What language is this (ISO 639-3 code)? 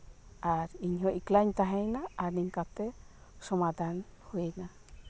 sat